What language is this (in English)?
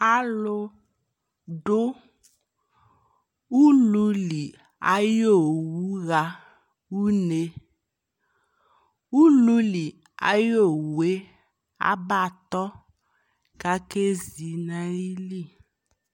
Ikposo